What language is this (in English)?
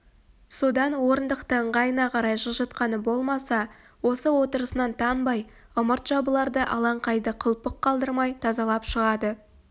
Kazakh